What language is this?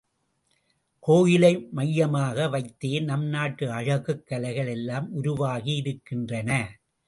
Tamil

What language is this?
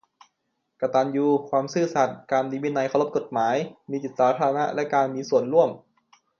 Thai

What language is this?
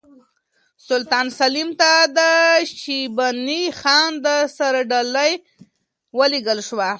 Pashto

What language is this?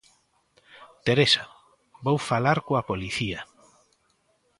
Galician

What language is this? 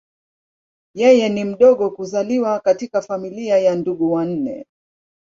Swahili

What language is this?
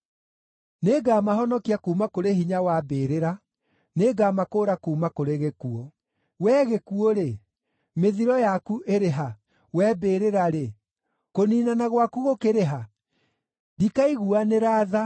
Kikuyu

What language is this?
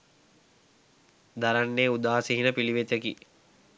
Sinhala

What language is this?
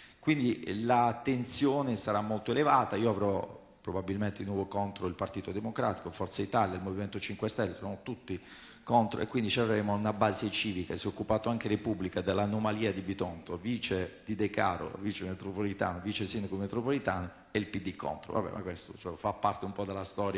Italian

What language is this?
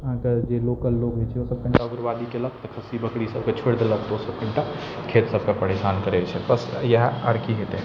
Maithili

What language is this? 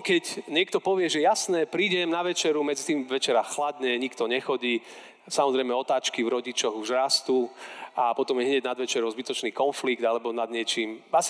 Slovak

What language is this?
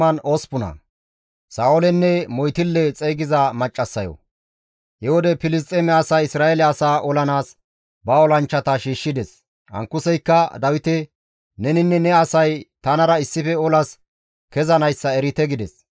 Gamo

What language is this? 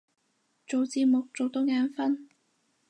Cantonese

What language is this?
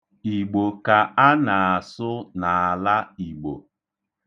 Igbo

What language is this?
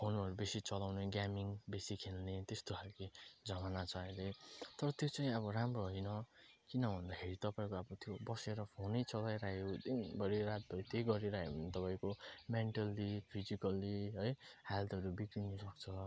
Nepali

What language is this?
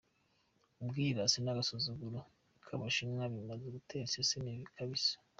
Kinyarwanda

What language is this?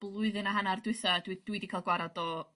Welsh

